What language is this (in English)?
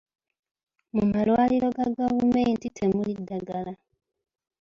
Ganda